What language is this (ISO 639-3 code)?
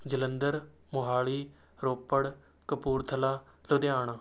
pan